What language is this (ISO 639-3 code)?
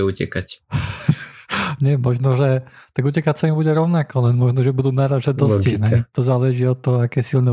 slk